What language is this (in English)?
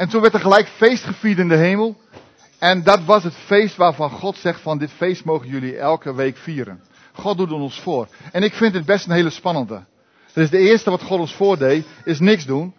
Dutch